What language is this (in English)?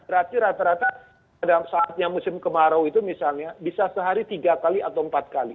Indonesian